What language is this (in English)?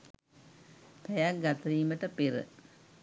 Sinhala